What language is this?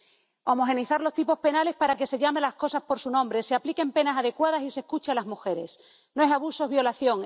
Spanish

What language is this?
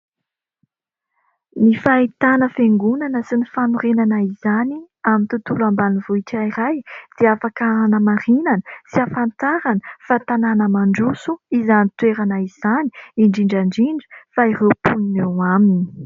Malagasy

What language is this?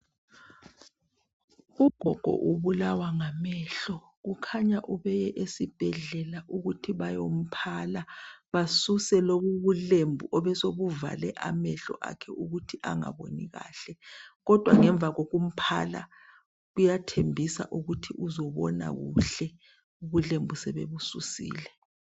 North Ndebele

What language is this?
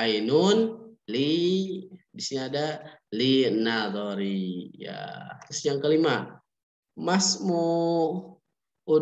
Indonesian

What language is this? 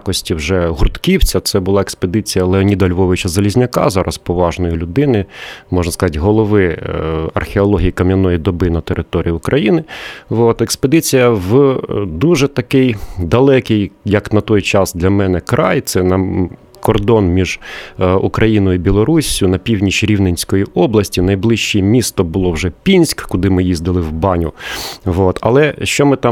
Ukrainian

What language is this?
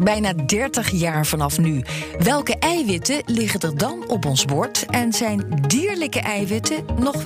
Dutch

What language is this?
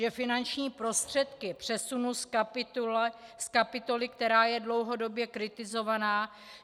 Czech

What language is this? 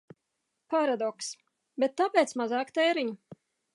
Latvian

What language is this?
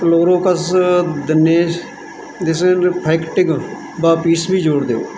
Punjabi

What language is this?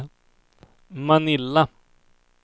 Swedish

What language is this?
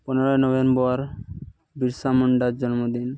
Santali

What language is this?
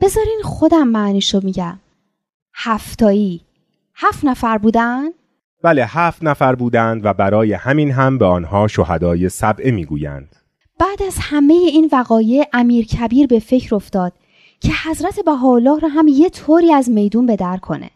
Persian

